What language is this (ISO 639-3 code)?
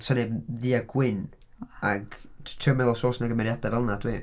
cym